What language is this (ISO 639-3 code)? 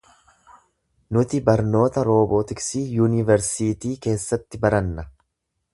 orm